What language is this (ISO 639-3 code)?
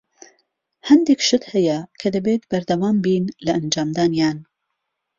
ckb